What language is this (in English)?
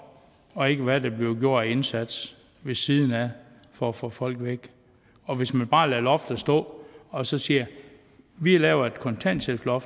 Danish